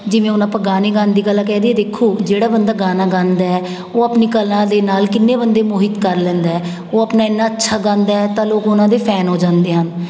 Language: Punjabi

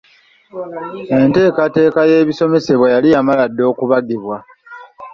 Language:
Ganda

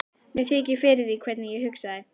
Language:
Icelandic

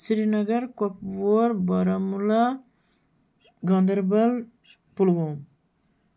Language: Kashmiri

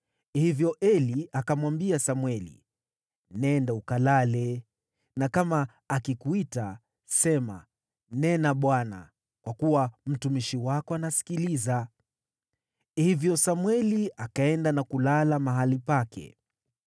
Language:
Swahili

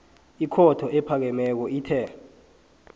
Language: South Ndebele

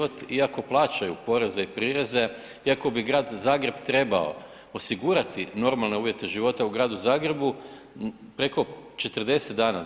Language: Croatian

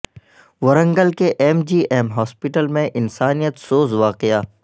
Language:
Urdu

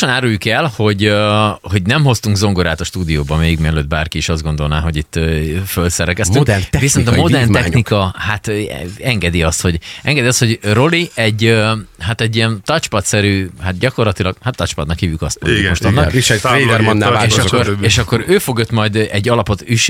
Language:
Hungarian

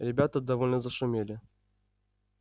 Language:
Russian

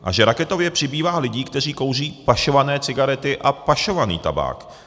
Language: Czech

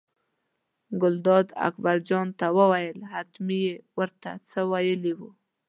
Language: Pashto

